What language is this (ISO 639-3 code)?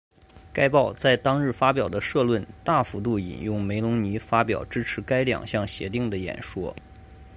zho